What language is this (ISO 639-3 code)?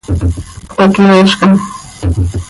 sei